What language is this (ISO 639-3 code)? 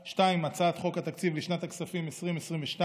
heb